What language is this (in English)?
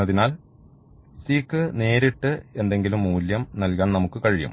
Malayalam